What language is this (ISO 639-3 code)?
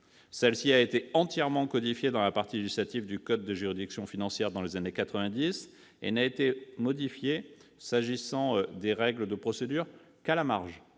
fra